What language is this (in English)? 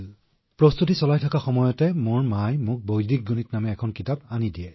Assamese